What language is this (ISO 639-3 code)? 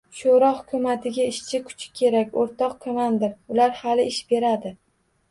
uzb